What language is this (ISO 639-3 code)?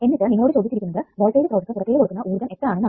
mal